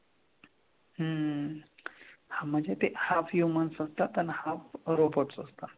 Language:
Marathi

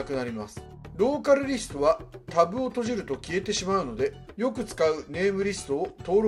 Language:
Japanese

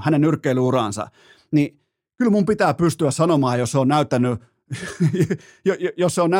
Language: Finnish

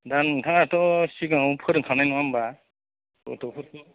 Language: Bodo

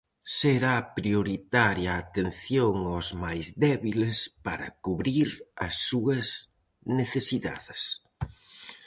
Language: Galician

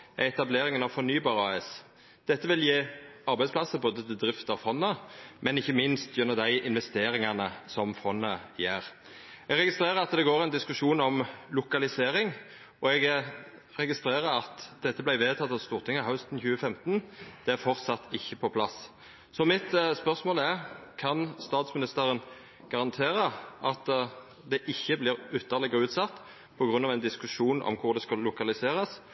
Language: Norwegian Nynorsk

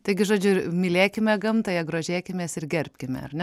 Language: Lithuanian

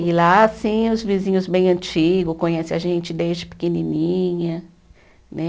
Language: Portuguese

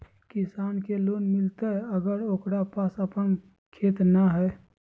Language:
Magahi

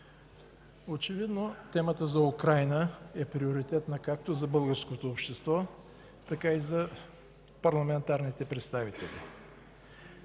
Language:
Bulgarian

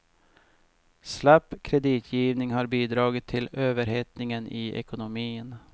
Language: Swedish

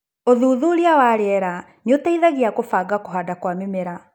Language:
Kikuyu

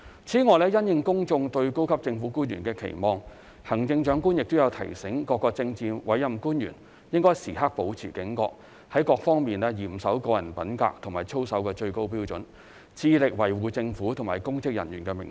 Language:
Cantonese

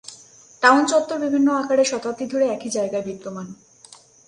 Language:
Bangla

